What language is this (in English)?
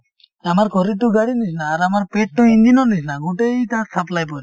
Assamese